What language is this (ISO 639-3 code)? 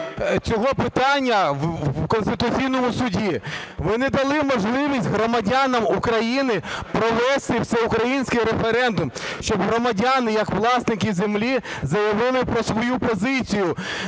ukr